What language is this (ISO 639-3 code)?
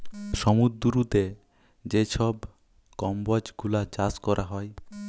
ben